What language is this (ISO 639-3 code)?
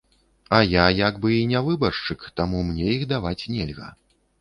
bel